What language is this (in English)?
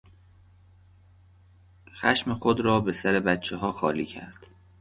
Persian